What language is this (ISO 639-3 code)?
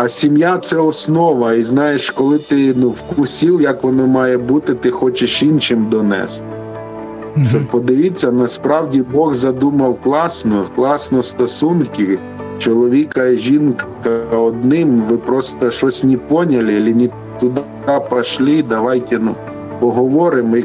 ukr